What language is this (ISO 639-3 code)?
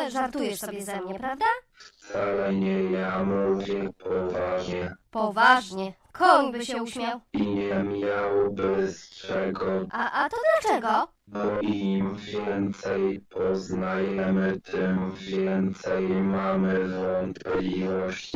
pol